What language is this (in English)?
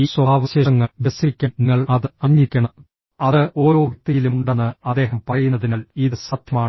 Malayalam